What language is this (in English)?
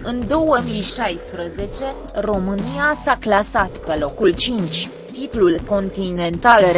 Romanian